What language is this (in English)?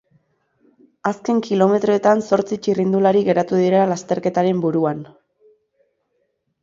Basque